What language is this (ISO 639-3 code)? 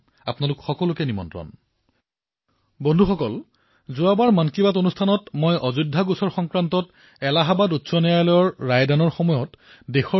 asm